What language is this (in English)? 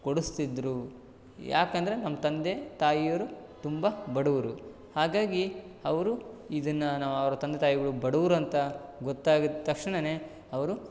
Kannada